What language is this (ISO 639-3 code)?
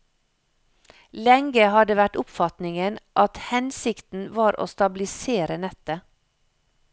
nor